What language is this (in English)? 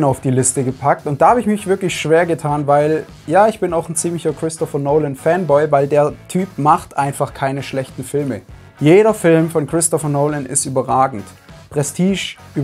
German